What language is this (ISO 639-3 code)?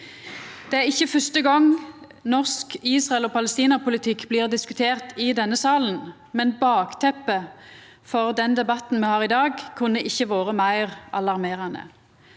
nor